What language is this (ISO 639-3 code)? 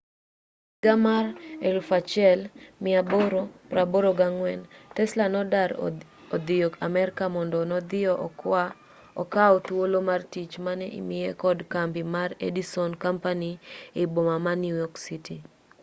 luo